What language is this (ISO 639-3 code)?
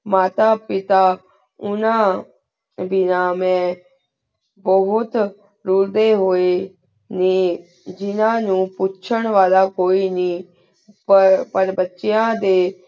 pan